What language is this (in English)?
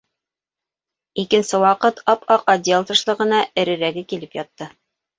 Bashkir